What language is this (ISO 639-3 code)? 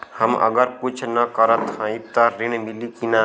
bho